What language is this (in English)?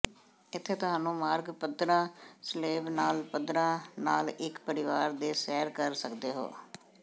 Punjabi